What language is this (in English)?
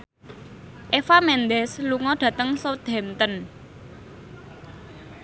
Javanese